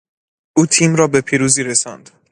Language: Persian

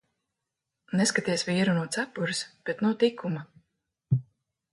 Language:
Latvian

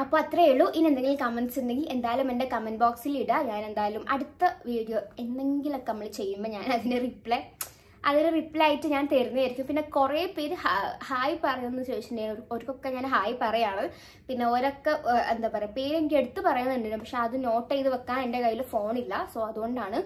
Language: Malayalam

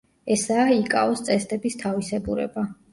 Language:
Georgian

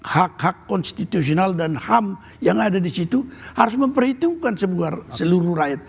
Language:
Indonesian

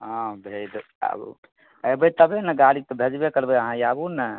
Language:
Maithili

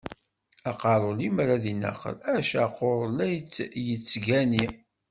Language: Kabyle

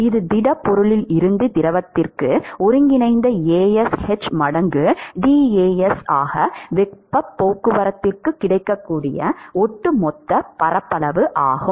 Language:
Tamil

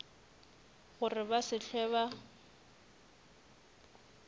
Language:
Northern Sotho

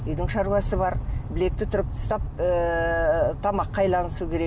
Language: Kazakh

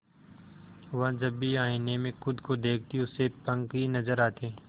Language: Hindi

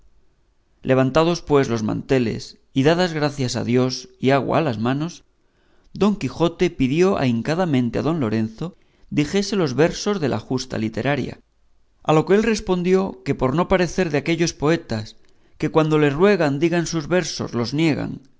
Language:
Spanish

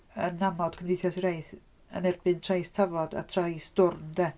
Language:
Welsh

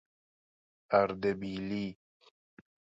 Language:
Persian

